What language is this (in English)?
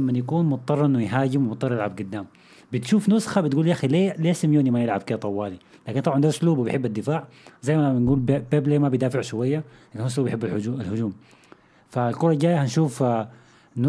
Arabic